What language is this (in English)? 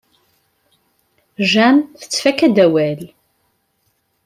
Kabyle